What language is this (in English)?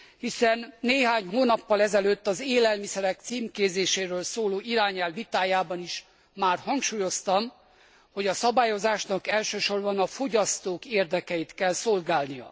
Hungarian